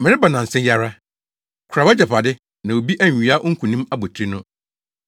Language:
Akan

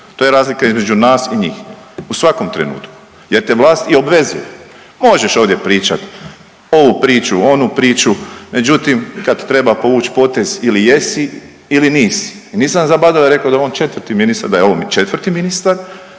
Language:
Croatian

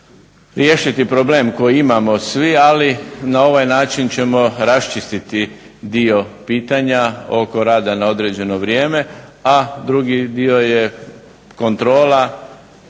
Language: Croatian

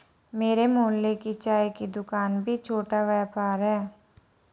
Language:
Hindi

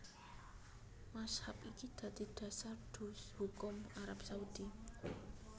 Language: Javanese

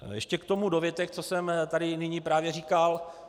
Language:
Czech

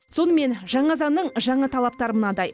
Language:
Kazakh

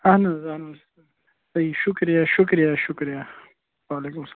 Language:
Kashmiri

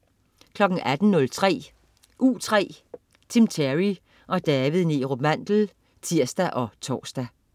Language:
Danish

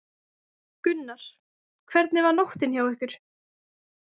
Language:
Icelandic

